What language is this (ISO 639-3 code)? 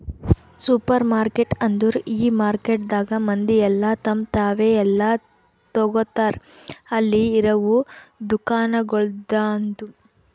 kan